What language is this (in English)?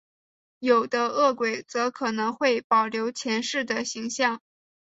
Chinese